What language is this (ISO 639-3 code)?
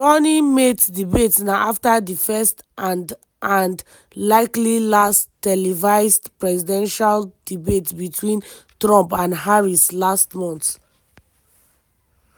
pcm